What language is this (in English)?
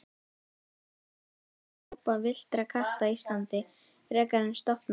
Icelandic